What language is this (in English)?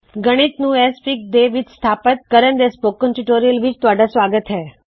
Punjabi